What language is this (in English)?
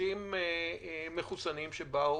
Hebrew